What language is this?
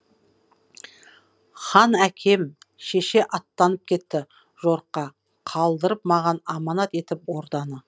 Kazakh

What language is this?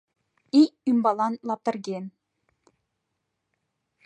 Mari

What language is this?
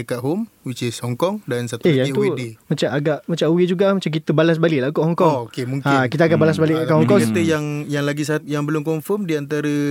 Malay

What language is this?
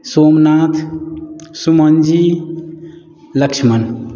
Maithili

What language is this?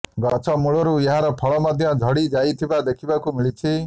Odia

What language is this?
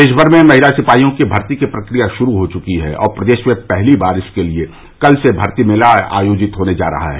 Hindi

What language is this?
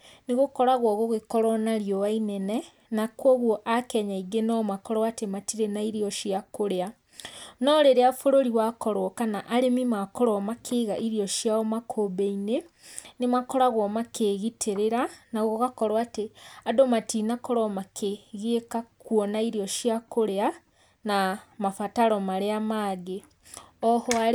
Kikuyu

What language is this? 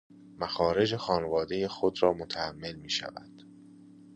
Persian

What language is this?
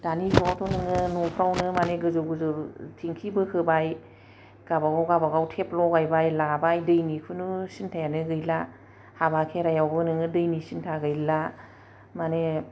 Bodo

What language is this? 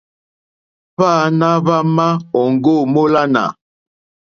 Mokpwe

